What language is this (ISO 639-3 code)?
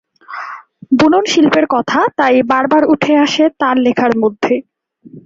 ben